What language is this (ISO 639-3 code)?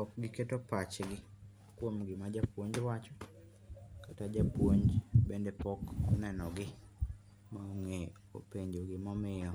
luo